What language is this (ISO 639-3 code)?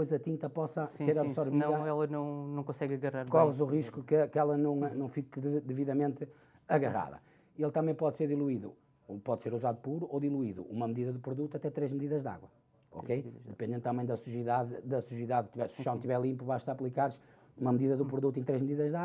por